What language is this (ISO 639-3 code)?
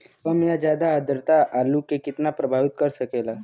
bho